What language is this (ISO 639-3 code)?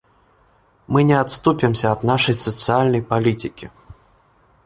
rus